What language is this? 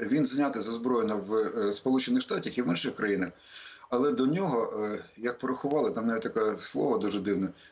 Ukrainian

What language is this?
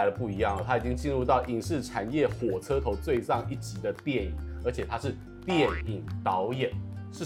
Chinese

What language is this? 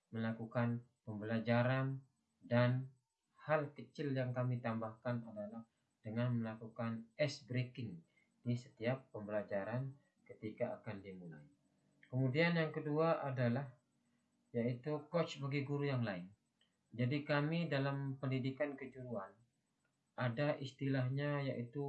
Indonesian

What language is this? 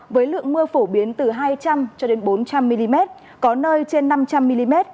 Vietnamese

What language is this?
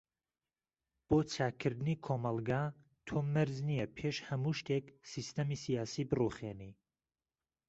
Central Kurdish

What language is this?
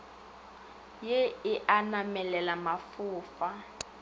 Northern Sotho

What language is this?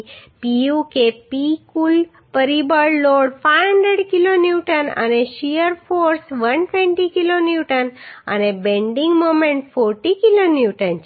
Gujarati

